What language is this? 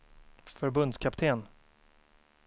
Swedish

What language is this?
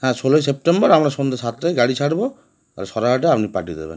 Bangla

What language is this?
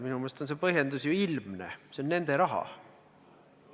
Estonian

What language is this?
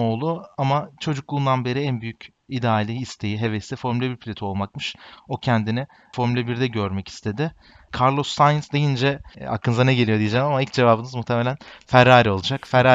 Turkish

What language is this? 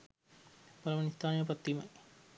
Sinhala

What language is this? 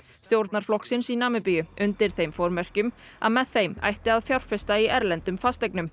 Icelandic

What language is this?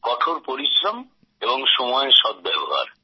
Bangla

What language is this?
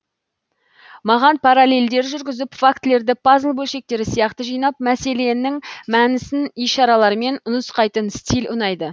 Kazakh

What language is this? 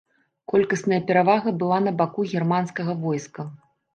Belarusian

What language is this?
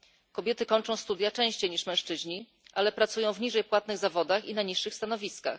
Polish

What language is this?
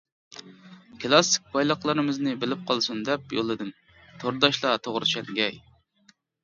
Uyghur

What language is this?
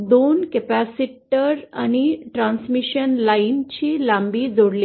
Marathi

